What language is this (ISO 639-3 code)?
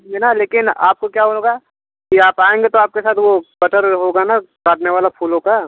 hin